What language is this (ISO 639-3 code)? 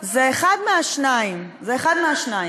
heb